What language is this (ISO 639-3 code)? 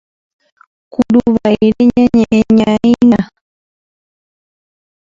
grn